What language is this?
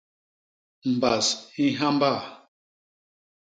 Basaa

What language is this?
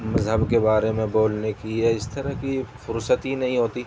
Urdu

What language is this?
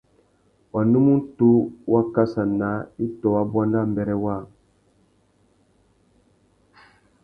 Tuki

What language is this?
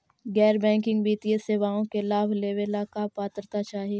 Magahi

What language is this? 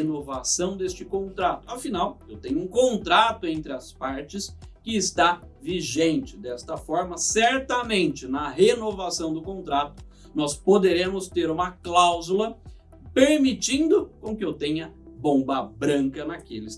Portuguese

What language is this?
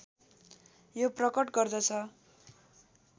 Nepali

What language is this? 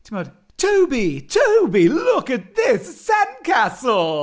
Welsh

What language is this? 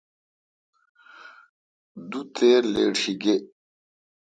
Kalkoti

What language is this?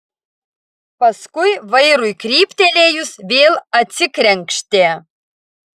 Lithuanian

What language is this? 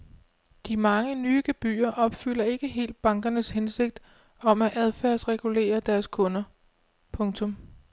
Danish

